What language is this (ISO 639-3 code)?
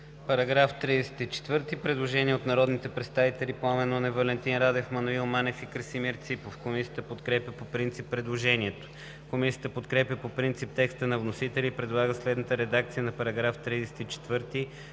bul